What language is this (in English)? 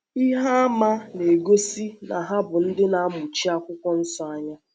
Igbo